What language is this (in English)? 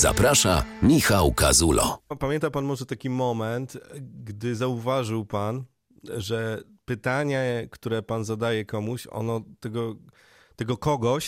Polish